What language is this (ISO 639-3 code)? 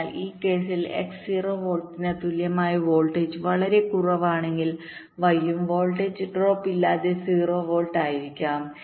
mal